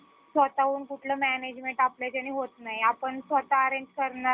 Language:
Marathi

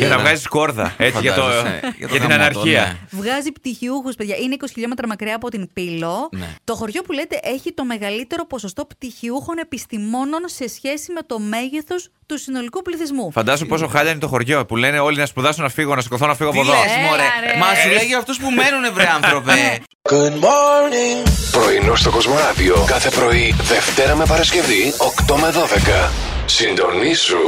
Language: Greek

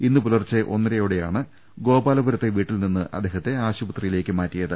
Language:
Malayalam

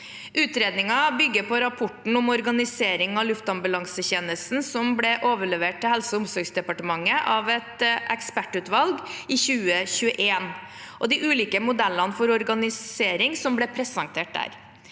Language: Norwegian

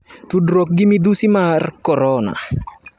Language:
Luo (Kenya and Tanzania)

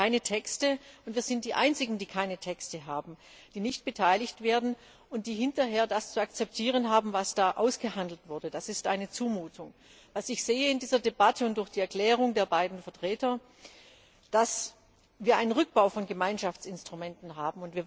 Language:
German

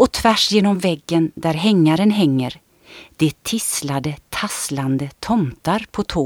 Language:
Swedish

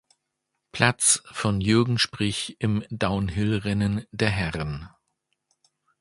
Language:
German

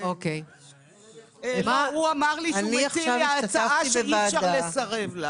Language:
Hebrew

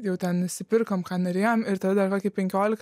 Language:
Lithuanian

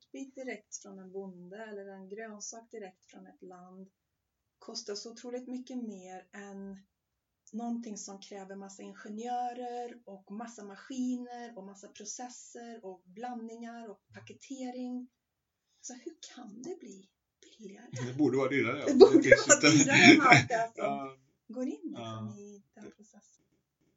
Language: Swedish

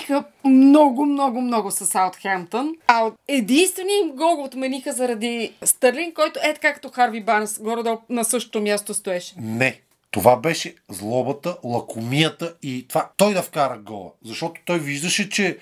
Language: Bulgarian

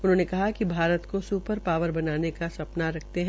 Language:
Hindi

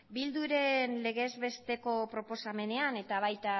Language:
Basque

